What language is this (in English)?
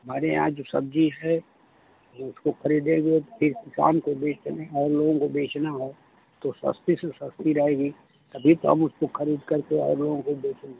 Hindi